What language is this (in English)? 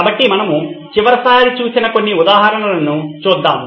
Telugu